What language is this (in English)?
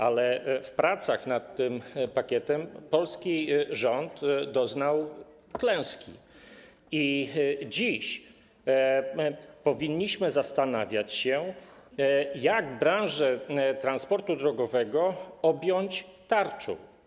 Polish